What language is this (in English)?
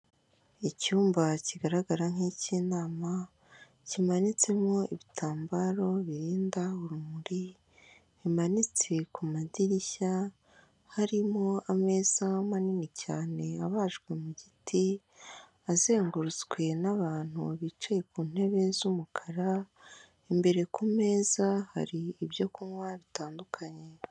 Kinyarwanda